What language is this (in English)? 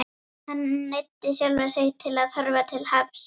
Icelandic